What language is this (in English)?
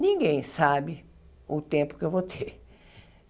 Portuguese